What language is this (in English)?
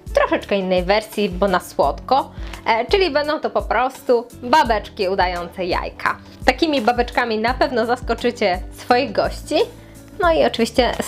Polish